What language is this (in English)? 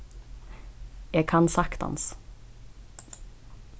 Faroese